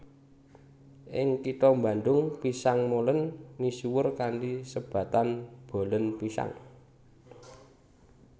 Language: Javanese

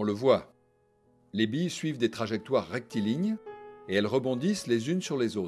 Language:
French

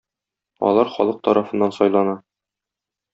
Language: Tatar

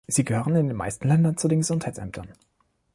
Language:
German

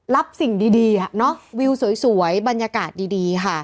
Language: Thai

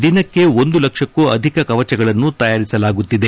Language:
Kannada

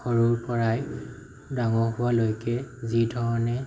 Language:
Assamese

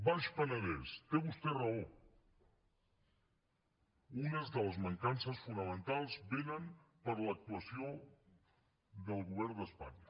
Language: Catalan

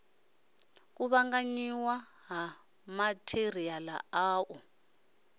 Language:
Venda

